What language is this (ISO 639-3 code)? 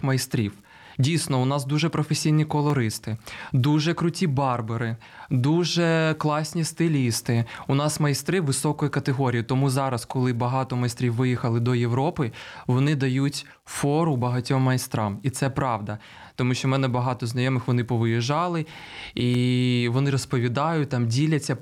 ukr